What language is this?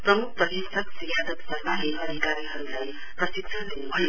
Nepali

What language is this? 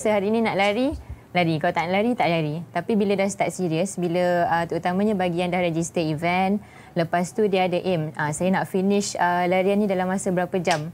Malay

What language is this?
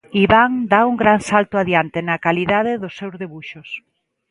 Galician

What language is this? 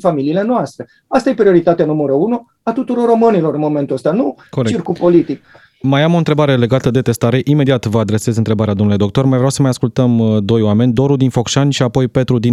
Romanian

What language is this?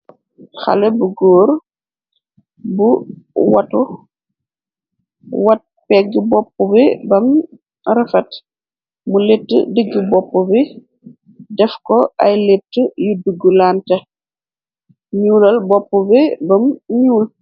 Wolof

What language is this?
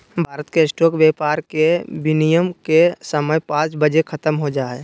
Magahi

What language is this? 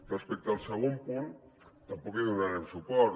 Catalan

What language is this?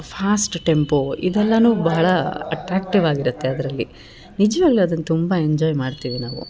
Kannada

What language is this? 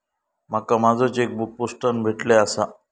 Marathi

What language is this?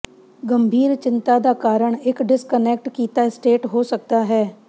Punjabi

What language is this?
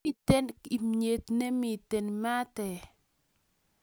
Kalenjin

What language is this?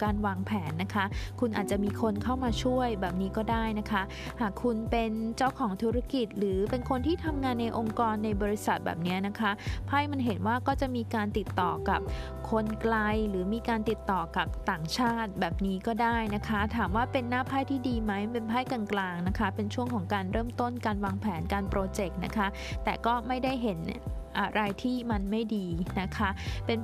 Thai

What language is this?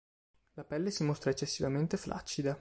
Italian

